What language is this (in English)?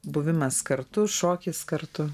Lithuanian